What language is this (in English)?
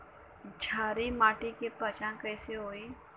Bhojpuri